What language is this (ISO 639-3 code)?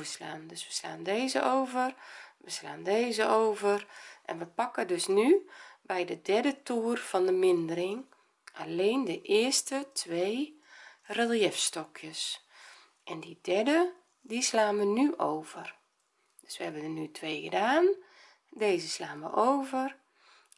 nld